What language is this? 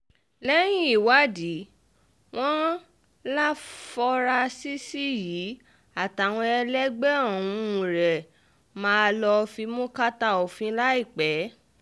Yoruba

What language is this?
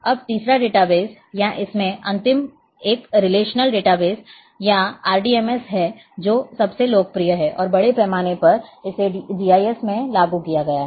Hindi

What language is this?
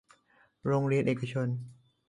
Thai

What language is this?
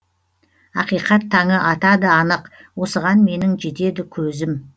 Kazakh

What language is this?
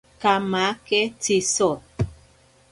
Ashéninka Perené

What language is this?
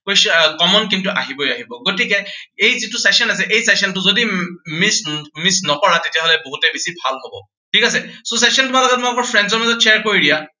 Assamese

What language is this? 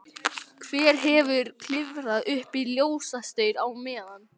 Icelandic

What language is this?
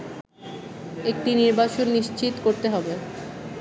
Bangla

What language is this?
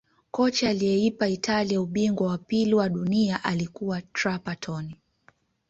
Swahili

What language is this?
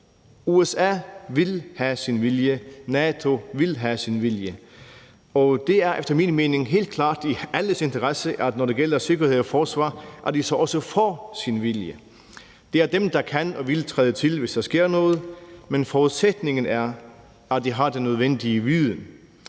Danish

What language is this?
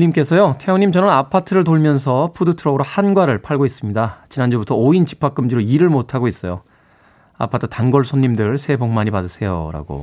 Korean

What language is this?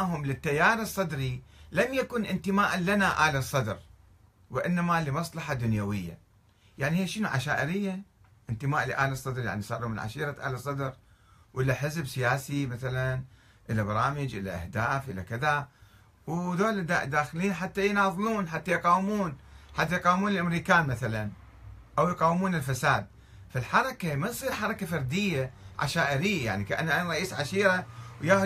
Arabic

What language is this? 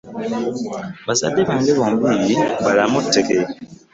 Ganda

